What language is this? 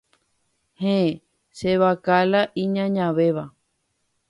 Guarani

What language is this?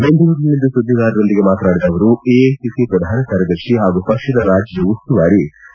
Kannada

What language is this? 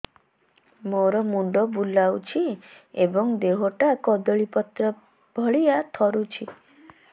Odia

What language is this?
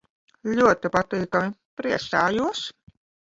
Latvian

